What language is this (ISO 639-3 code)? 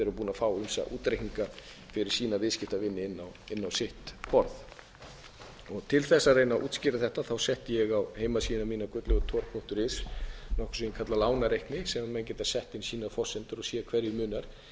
isl